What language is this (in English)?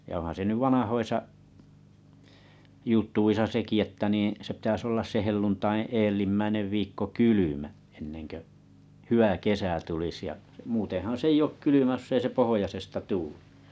Finnish